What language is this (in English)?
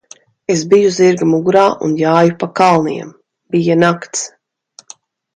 Latvian